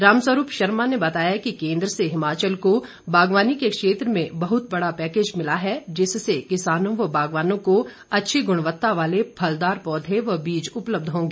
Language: Hindi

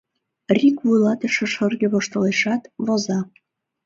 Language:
Mari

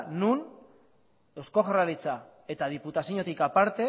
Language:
Basque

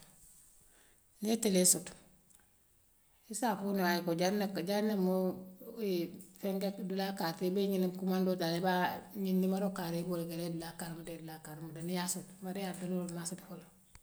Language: Western Maninkakan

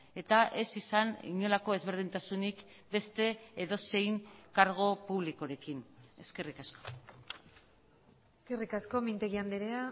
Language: Basque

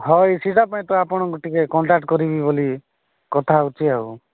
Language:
Odia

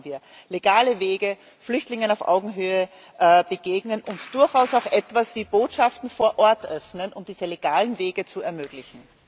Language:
German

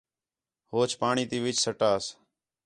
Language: Khetrani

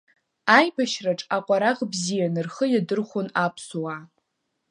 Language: Abkhazian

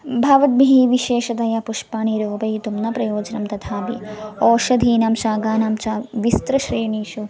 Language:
Sanskrit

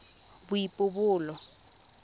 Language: Tswana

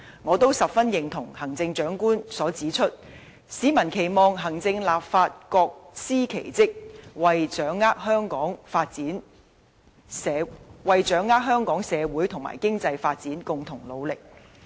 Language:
Cantonese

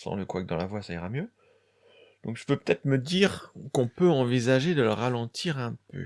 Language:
French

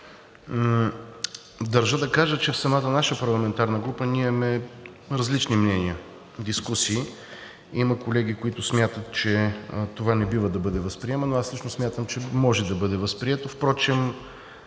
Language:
Bulgarian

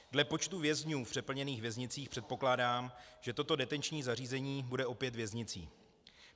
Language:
Czech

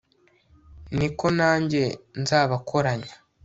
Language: Kinyarwanda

